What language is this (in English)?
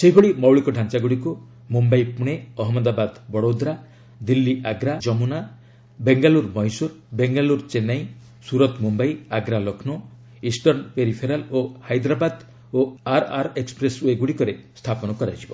Odia